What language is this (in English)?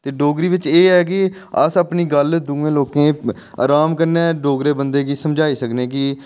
Dogri